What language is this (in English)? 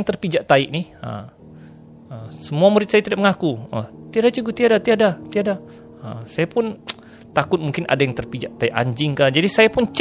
Malay